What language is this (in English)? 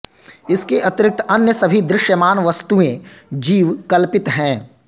Sanskrit